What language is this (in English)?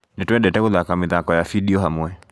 Kikuyu